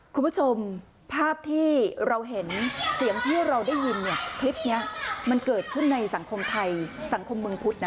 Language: Thai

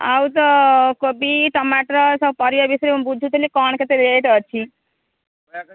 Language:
Odia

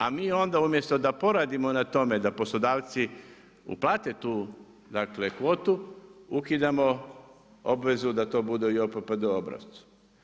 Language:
Croatian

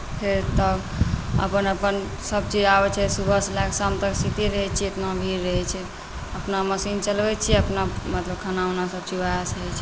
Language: Maithili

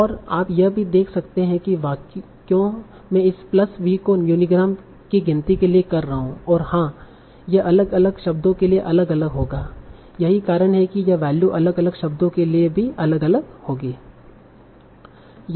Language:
Hindi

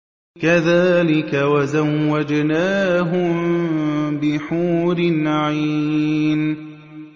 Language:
Arabic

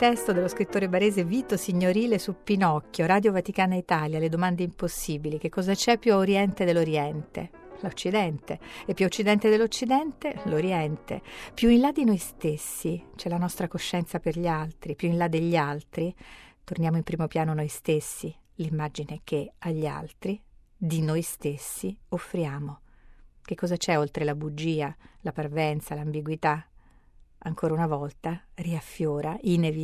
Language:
Italian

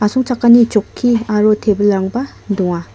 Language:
Garo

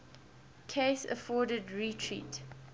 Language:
English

